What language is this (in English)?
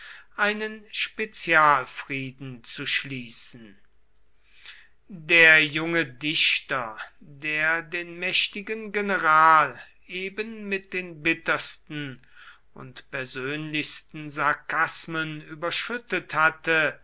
German